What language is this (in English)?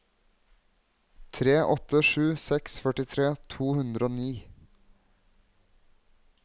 Norwegian